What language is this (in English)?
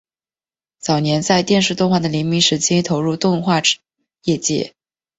Chinese